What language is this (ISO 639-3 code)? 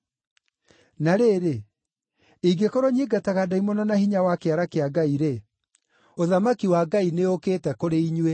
kik